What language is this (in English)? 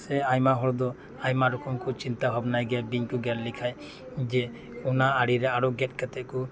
Santali